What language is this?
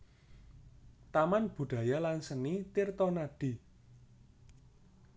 Javanese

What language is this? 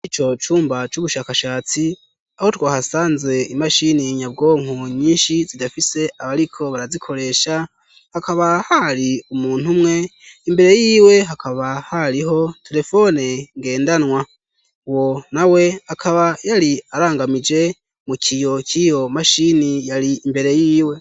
Rundi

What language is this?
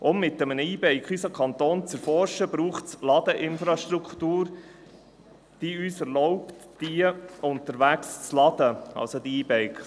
Swiss German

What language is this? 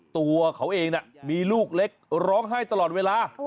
Thai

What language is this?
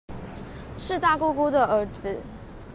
Chinese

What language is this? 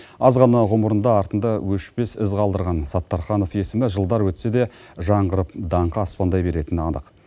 Kazakh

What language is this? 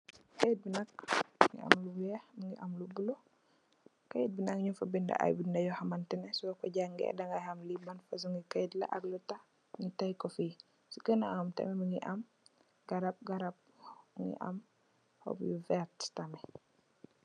Wolof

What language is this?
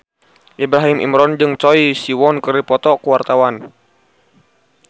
Sundanese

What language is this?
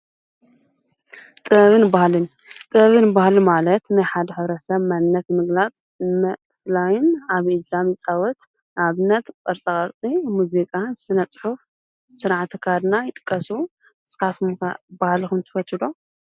Tigrinya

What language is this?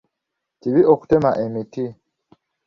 Ganda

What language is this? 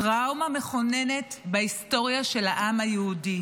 Hebrew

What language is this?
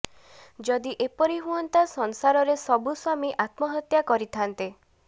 Odia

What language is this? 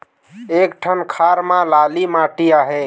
Chhattisgarhi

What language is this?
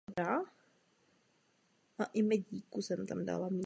Czech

